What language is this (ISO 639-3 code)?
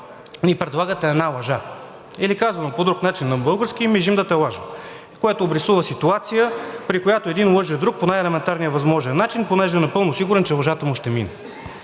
bul